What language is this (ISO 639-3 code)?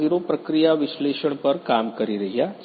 guj